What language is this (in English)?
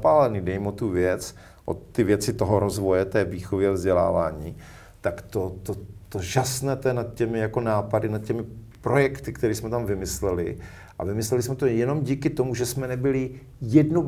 Czech